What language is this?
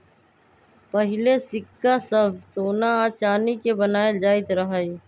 Magahi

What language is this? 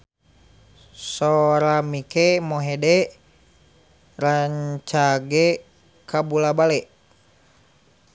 Sundanese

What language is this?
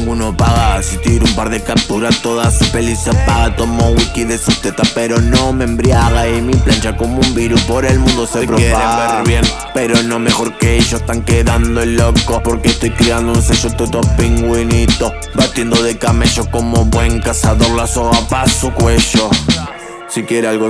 Spanish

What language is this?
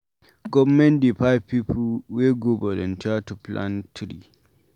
Nigerian Pidgin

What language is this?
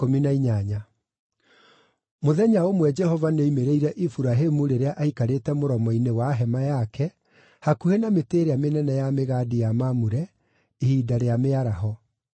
Kikuyu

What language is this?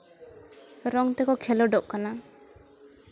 Santali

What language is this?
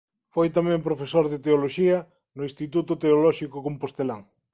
Galician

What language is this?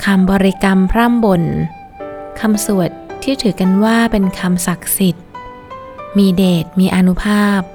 Thai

